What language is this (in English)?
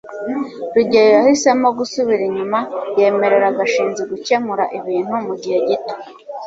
Kinyarwanda